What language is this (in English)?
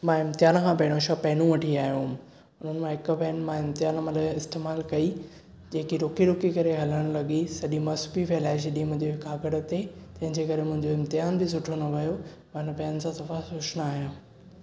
Sindhi